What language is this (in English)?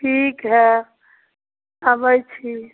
Maithili